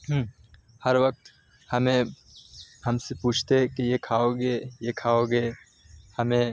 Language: Urdu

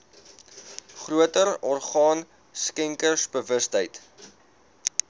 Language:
Afrikaans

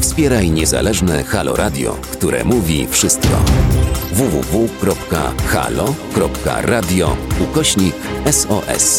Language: Polish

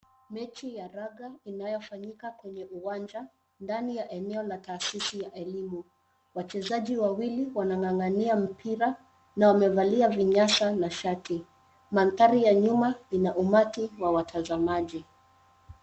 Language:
Swahili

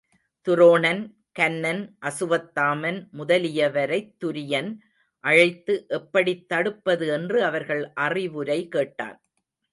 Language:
Tamil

